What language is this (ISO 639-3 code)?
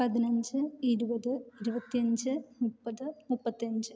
mal